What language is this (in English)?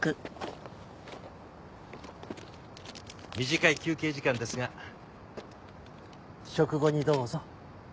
Japanese